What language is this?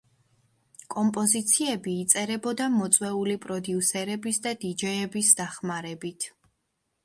Georgian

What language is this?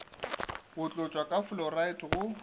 Northern Sotho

